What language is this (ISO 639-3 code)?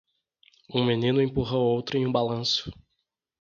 por